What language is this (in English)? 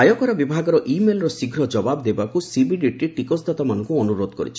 Odia